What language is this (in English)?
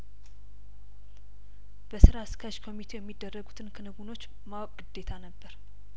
Amharic